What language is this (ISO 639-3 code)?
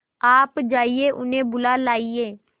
hin